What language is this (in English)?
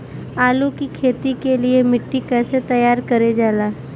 Bhojpuri